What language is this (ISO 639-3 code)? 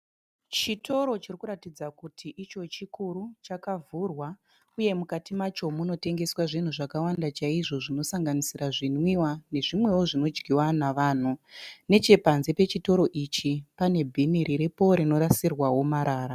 sna